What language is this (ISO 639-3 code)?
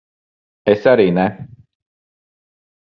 lav